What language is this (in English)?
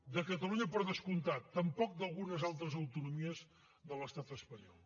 Catalan